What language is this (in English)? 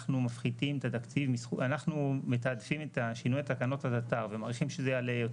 Hebrew